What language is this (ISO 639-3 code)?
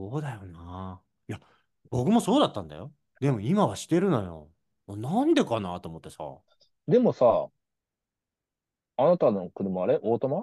jpn